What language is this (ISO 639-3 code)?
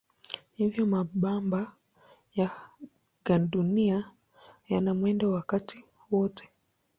swa